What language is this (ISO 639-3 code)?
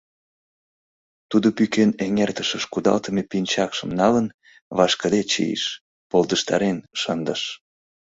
chm